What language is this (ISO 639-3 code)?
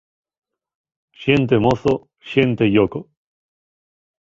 ast